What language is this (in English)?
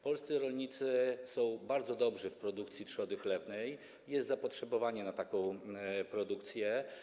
Polish